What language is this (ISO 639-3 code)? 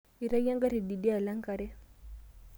mas